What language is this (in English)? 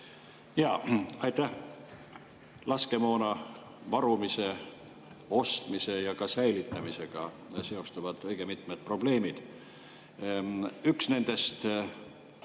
Estonian